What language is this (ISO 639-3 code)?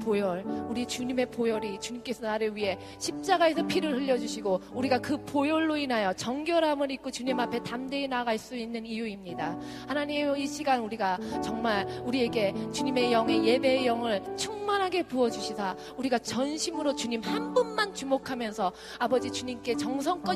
kor